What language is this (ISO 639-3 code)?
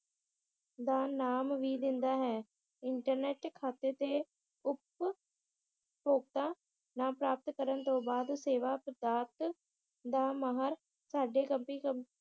pan